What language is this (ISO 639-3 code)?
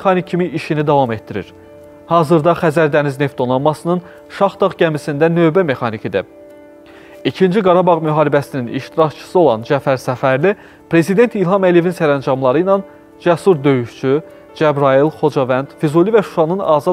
tur